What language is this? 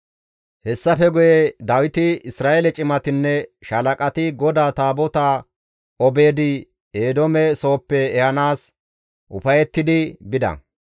Gamo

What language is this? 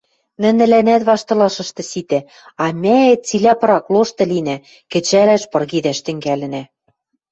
Western Mari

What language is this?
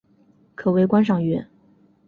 Chinese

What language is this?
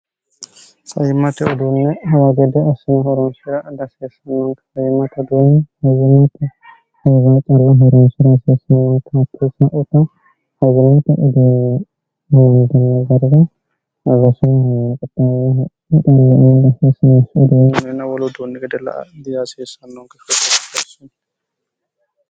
Sidamo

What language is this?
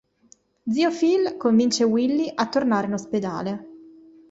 Italian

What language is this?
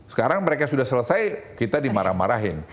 Indonesian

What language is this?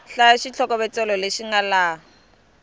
Tsonga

